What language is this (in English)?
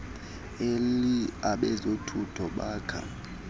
Xhosa